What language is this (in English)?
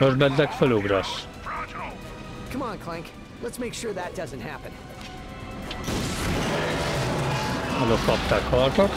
Hungarian